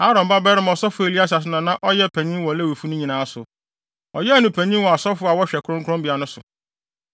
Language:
Akan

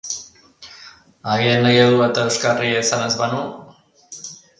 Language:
Basque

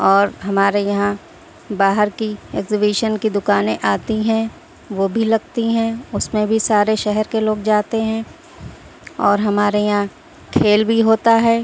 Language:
Urdu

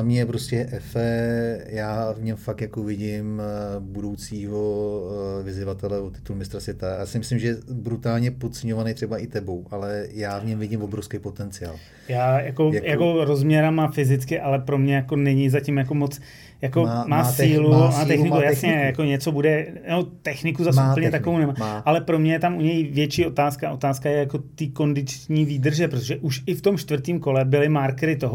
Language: Czech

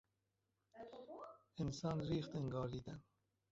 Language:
Persian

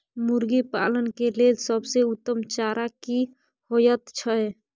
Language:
Maithili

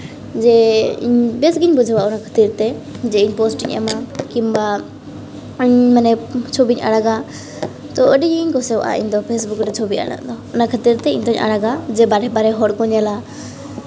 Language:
Santali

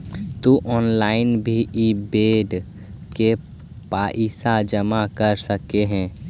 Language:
Magahi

